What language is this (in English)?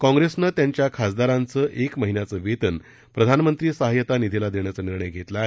Marathi